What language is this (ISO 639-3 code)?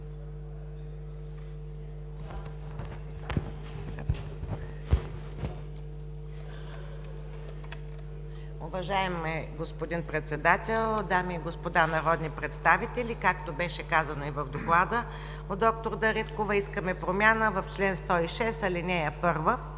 bul